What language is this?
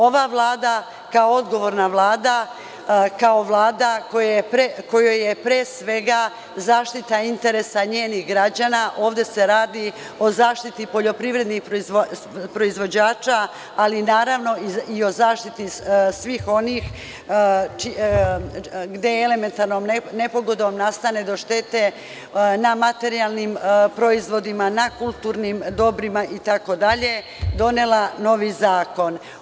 Serbian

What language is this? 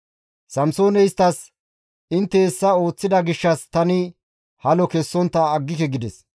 Gamo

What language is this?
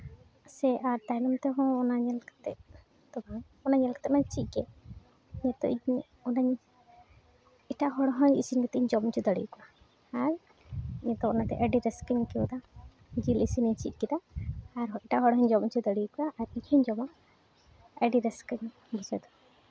Santali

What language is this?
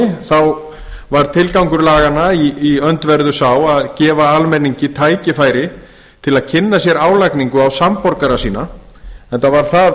Icelandic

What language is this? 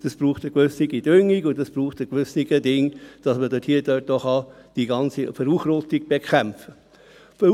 Swiss German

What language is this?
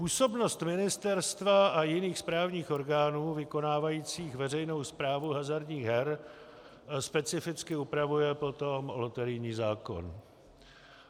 Czech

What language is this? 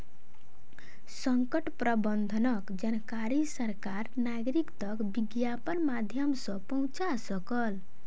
Maithili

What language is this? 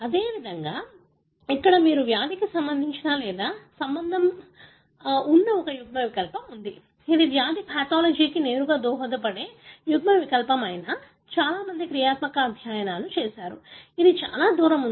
Telugu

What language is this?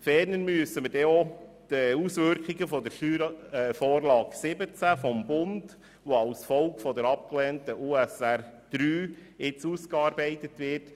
Swiss German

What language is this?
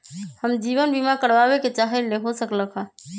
Magahi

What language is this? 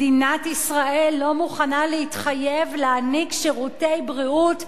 Hebrew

